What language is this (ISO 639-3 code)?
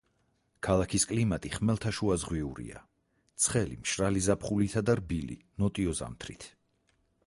kat